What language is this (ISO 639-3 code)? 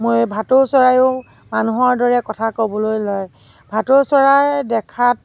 asm